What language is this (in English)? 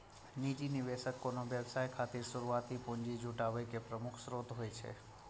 Maithili